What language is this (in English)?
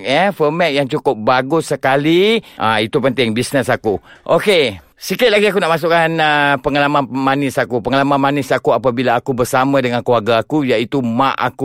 Malay